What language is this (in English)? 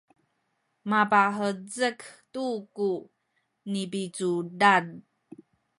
Sakizaya